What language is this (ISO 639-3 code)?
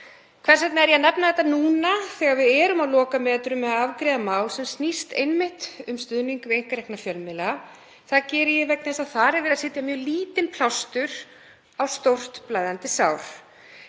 isl